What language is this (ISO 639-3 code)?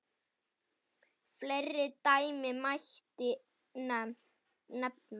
isl